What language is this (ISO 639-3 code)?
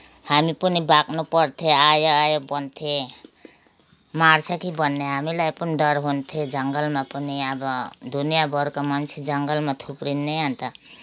nep